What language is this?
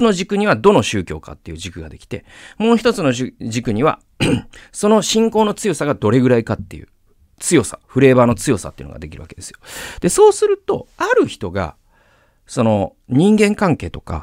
Japanese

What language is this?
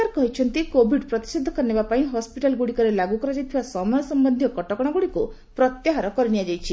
Odia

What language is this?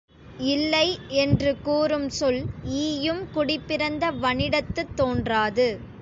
Tamil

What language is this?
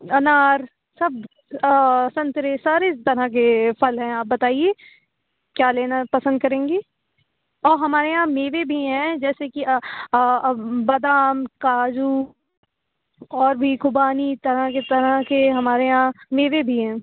Urdu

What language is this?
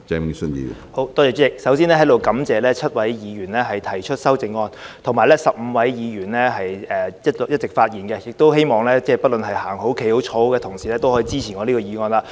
Cantonese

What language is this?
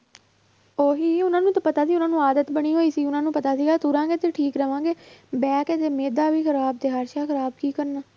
Punjabi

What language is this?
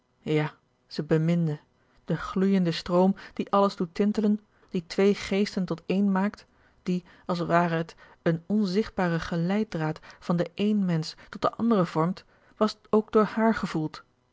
Dutch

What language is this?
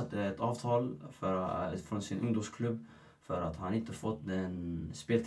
Swedish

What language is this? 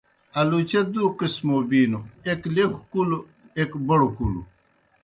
Kohistani Shina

